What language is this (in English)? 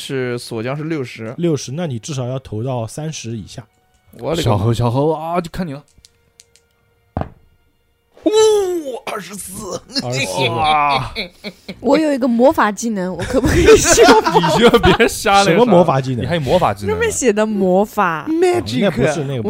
Chinese